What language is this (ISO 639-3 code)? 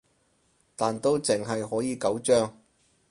yue